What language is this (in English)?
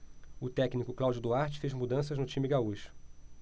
Portuguese